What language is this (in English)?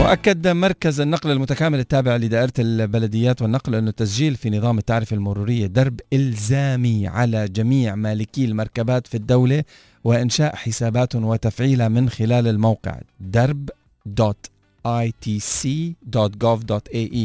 Arabic